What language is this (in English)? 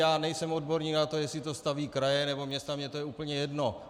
Czech